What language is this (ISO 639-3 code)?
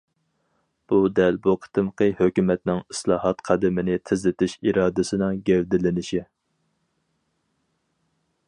uig